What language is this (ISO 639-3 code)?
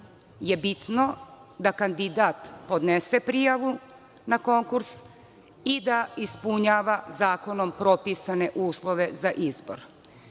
srp